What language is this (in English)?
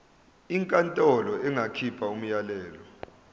Zulu